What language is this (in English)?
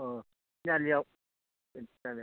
Bodo